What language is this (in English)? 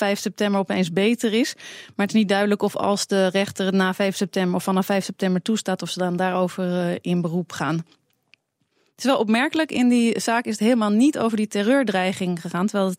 Dutch